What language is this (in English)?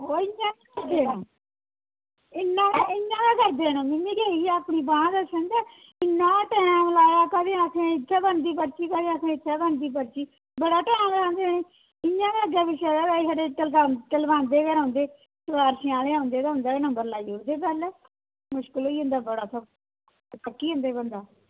Dogri